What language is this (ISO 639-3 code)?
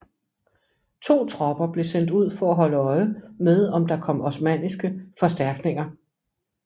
dan